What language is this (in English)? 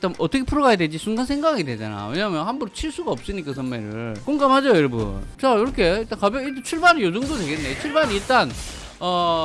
Korean